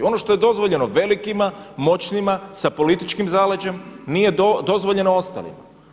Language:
Croatian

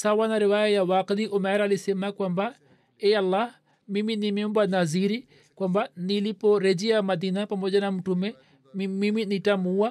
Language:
Swahili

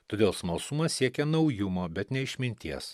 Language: Lithuanian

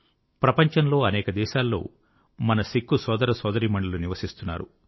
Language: Telugu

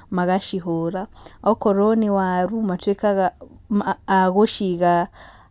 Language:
Kikuyu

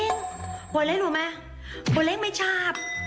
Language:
Thai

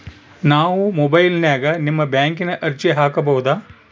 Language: Kannada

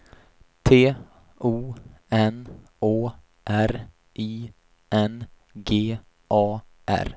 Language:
Swedish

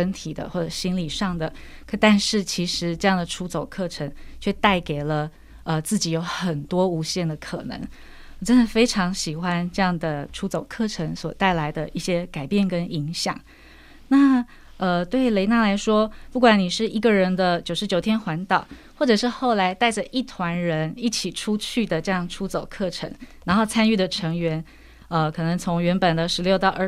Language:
Chinese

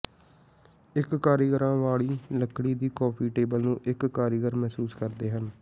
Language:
Punjabi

